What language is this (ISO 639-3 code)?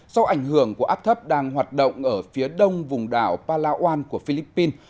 vie